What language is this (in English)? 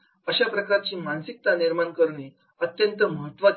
Marathi